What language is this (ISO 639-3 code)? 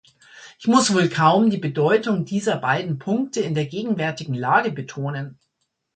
deu